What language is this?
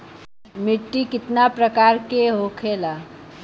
Bhojpuri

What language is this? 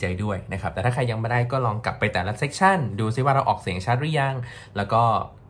Thai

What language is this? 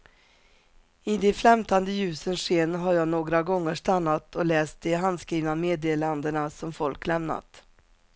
Swedish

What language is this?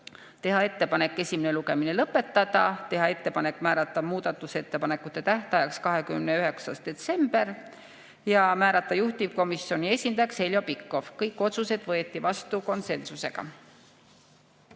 Estonian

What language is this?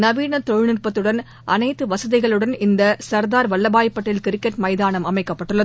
Tamil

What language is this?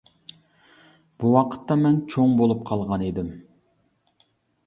Uyghur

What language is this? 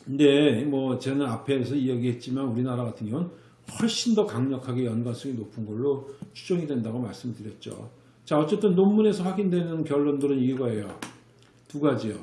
Korean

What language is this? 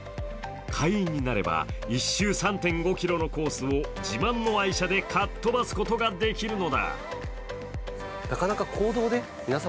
Japanese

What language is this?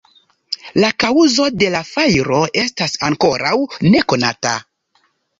Esperanto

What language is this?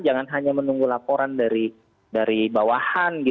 Indonesian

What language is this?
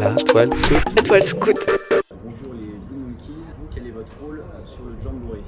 French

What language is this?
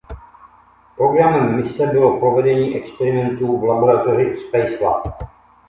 Czech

